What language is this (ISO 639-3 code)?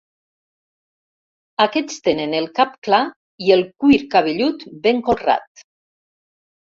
cat